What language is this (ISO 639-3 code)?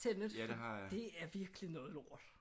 dan